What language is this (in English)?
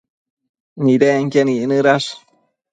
Matsés